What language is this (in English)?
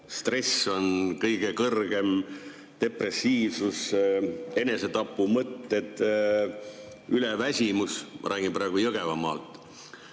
Estonian